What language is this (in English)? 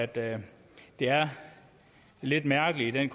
Danish